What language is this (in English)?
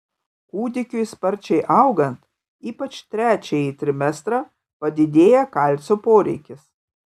Lithuanian